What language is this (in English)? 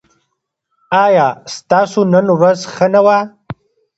Pashto